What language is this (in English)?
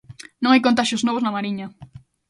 Galician